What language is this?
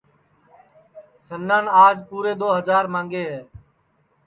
Sansi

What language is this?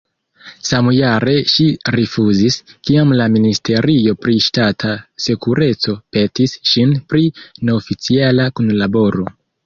Esperanto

